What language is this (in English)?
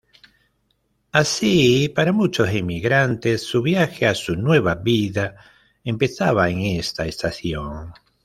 Spanish